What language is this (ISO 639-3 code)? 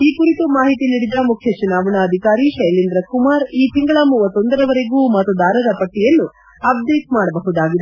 kan